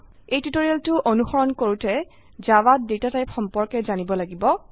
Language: Assamese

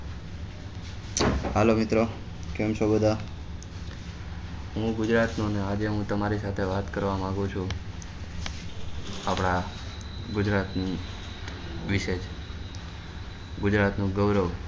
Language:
Gujarati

